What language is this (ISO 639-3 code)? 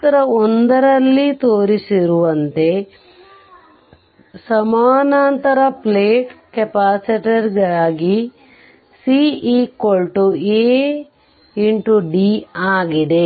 kan